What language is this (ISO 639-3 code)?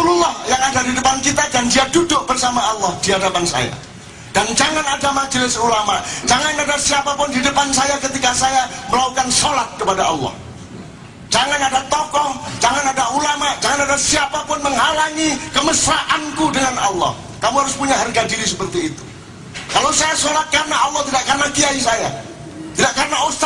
ind